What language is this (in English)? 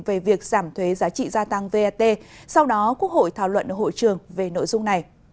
Vietnamese